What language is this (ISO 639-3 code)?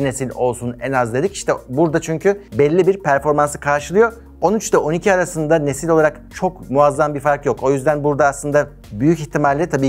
tur